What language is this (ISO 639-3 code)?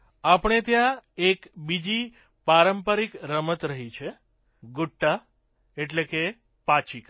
guj